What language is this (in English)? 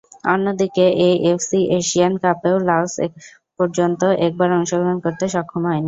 Bangla